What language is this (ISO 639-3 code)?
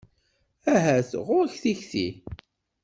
kab